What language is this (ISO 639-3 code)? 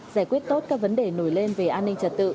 vie